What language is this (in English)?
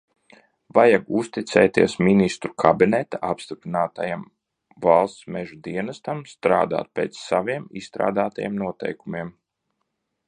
Latvian